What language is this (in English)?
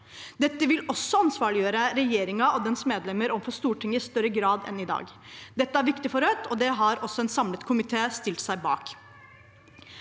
Norwegian